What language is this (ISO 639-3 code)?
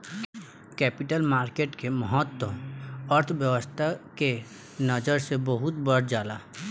bho